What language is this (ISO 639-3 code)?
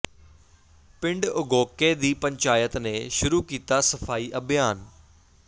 pan